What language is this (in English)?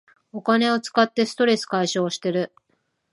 Japanese